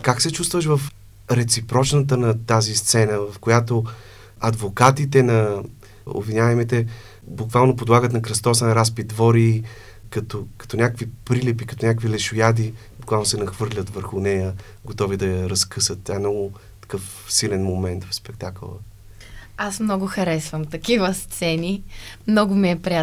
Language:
Bulgarian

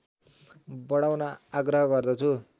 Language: Nepali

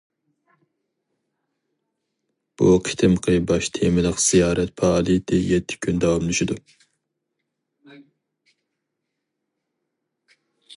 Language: Uyghur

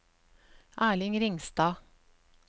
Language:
Norwegian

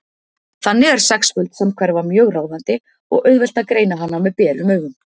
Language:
Icelandic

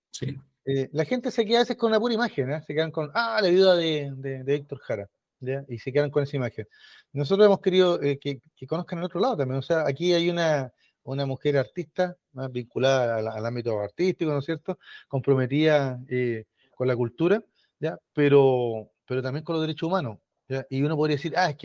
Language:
Spanish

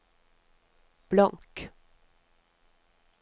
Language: Norwegian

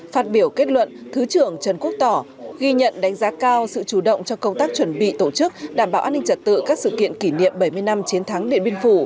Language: Vietnamese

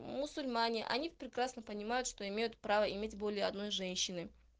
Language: Russian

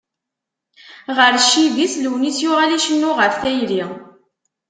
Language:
Kabyle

